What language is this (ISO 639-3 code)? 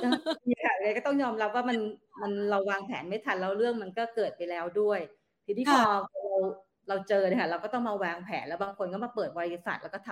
tha